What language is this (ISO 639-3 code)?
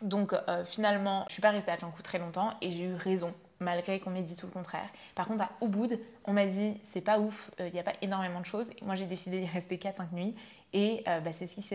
fra